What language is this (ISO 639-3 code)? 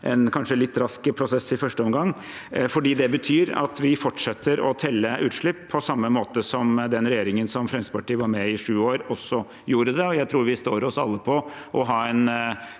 nor